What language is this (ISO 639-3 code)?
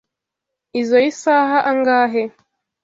kin